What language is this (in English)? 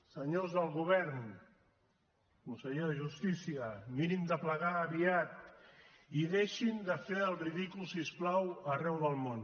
Catalan